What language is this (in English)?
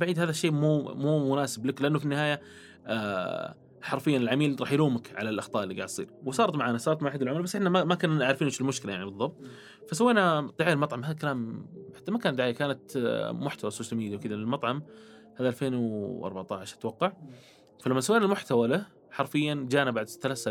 Arabic